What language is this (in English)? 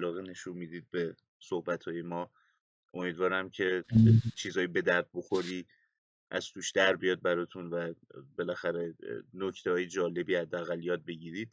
Persian